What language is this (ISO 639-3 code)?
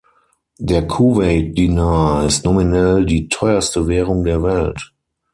deu